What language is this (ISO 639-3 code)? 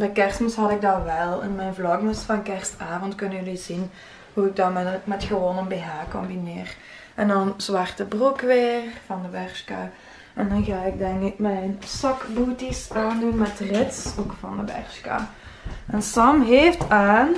nld